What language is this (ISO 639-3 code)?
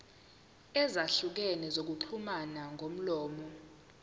zul